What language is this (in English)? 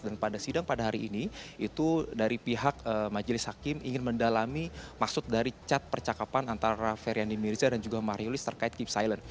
Indonesian